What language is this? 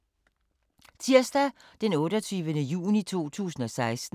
Danish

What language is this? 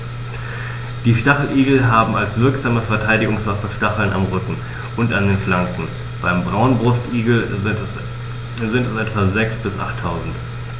German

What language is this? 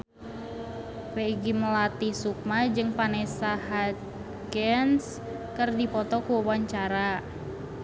Sundanese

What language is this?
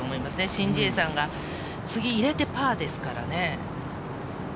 Japanese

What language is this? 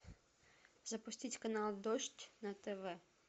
Russian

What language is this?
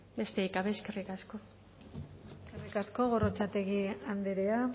Basque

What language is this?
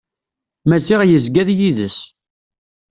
Kabyle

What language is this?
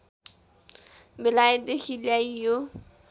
Nepali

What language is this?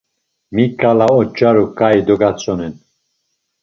Laz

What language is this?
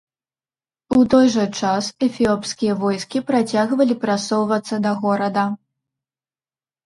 Belarusian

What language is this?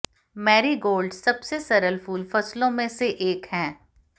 Hindi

